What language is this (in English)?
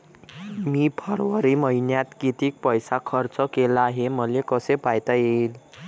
Marathi